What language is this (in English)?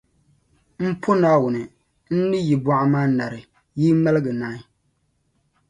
Dagbani